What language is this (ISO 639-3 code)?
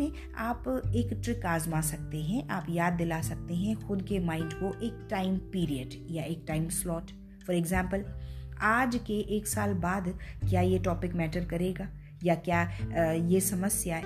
hin